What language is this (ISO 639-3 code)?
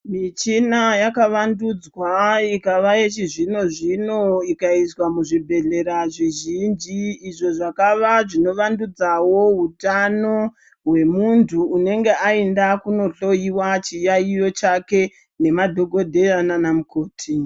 ndc